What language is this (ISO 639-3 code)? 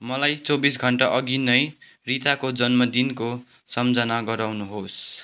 nep